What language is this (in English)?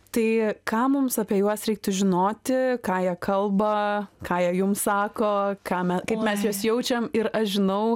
Lithuanian